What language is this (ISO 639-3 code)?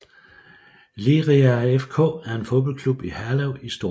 dan